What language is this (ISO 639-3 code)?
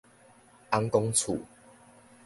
nan